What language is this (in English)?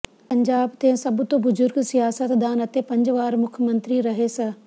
Punjabi